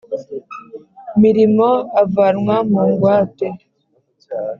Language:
Kinyarwanda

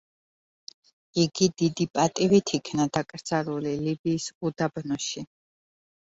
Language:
Georgian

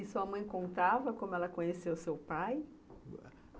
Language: Portuguese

